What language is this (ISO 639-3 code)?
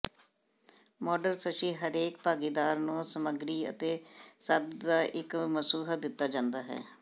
pan